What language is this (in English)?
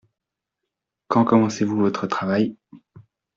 French